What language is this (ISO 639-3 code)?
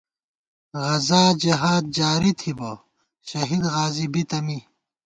gwt